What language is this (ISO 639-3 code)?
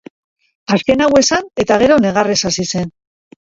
eus